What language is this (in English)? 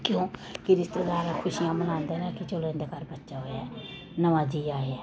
Dogri